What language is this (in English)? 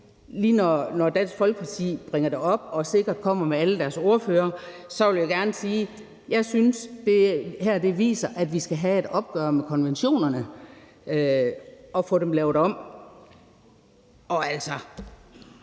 Danish